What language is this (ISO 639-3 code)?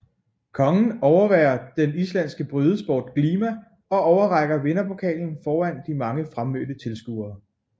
dan